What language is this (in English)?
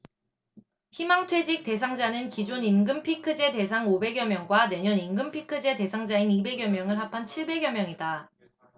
Korean